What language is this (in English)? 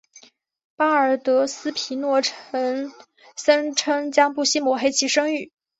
Chinese